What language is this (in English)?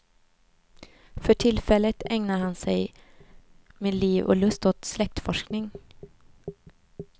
Swedish